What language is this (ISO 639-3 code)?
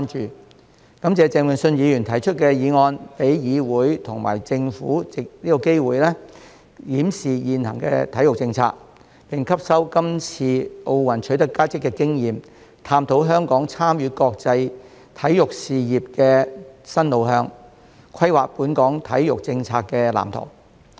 yue